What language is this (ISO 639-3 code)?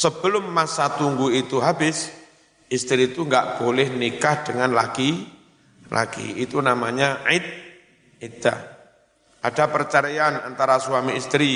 ind